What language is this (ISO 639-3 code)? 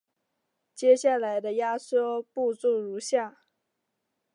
zho